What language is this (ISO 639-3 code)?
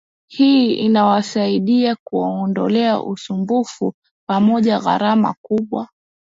swa